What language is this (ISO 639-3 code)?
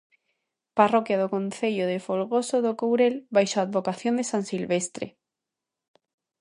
glg